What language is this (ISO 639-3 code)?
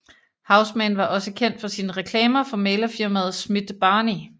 dan